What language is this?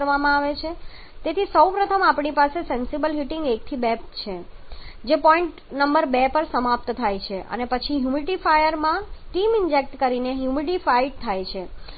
Gujarati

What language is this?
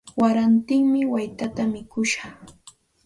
Santa Ana de Tusi Pasco Quechua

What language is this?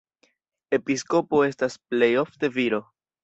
Esperanto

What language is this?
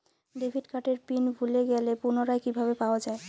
Bangla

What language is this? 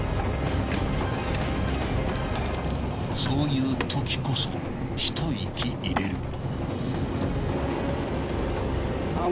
Japanese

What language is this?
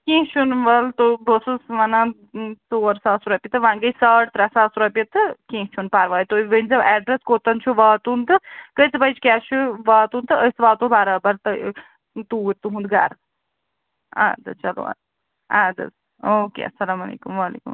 Kashmiri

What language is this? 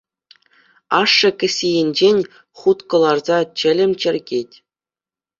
Chuvash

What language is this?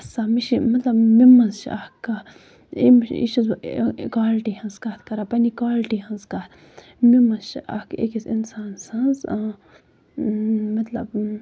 Kashmiri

